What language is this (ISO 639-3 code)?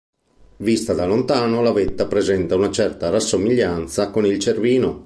ita